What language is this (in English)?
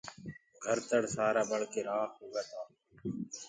Gurgula